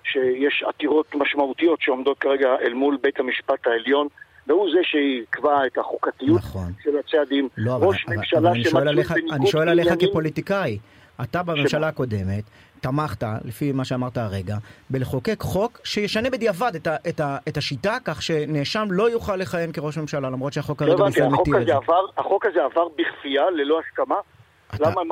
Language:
Hebrew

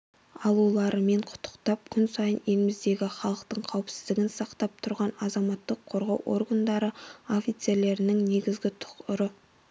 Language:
Kazakh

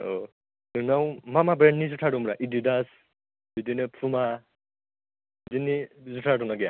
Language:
Bodo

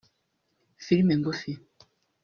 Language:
Kinyarwanda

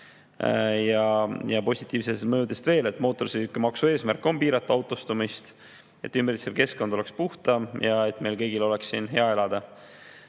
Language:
Estonian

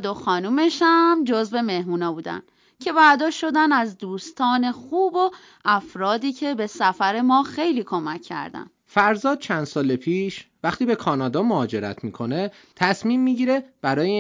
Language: Persian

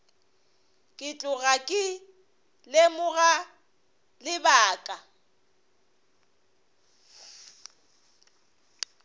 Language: Northern Sotho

